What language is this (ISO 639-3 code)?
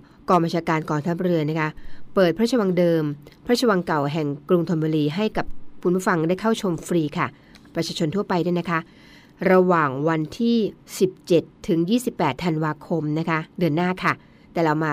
tha